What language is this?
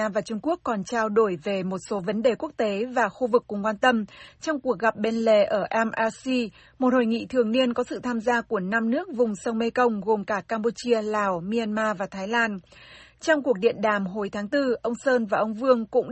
Vietnamese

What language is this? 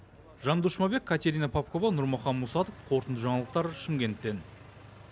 Kazakh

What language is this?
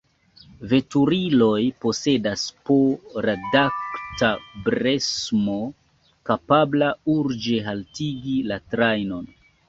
Esperanto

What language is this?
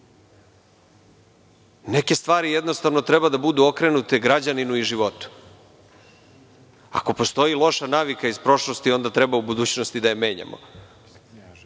Serbian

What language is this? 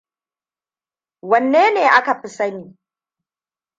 Hausa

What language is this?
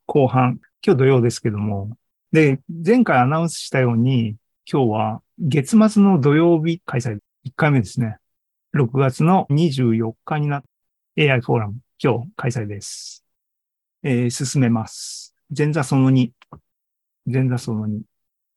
Japanese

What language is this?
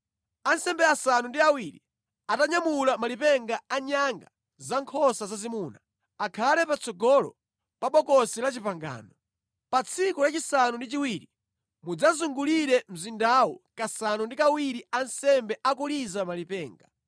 Nyanja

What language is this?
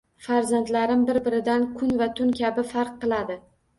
Uzbek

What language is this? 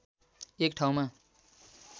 Nepali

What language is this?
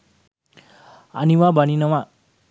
Sinhala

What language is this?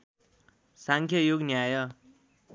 Nepali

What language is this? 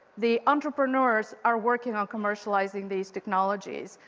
English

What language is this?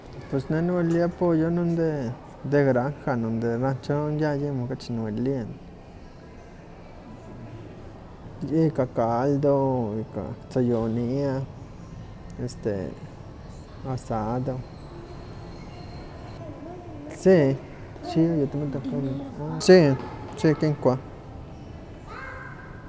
Huaxcaleca Nahuatl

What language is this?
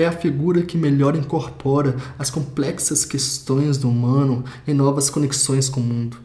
Portuguese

